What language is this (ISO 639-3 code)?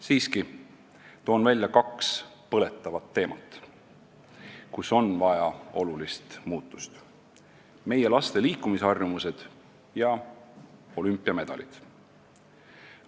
est